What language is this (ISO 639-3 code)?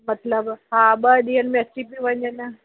snd